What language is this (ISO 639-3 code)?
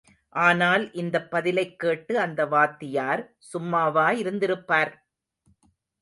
tam